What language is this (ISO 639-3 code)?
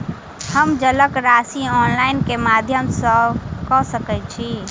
mai